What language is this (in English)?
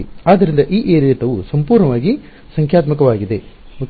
Kannada